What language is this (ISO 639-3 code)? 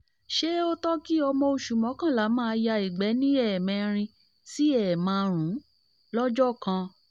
yor